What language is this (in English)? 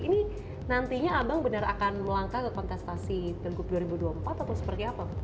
Indonesian